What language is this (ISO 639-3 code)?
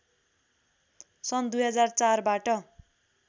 nep